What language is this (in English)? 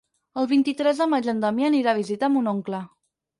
Catalan